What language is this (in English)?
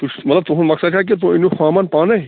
Kashmiri